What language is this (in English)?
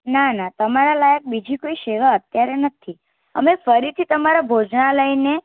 Gujarati